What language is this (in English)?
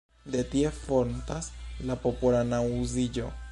Esperanto